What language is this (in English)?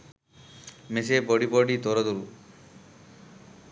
Sinhala